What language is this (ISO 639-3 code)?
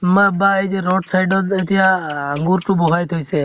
asm